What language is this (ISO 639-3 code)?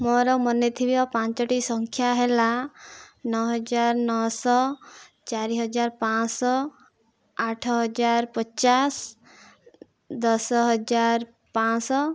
ori